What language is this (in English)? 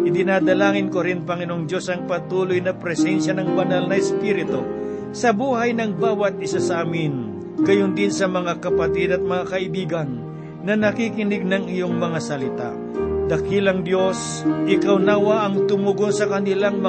Filipino